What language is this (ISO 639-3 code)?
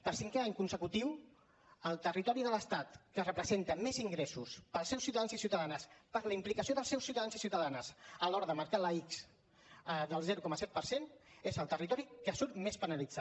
cat